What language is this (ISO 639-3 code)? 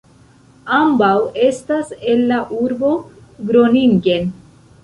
epo